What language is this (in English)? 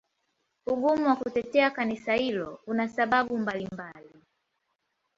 Swahili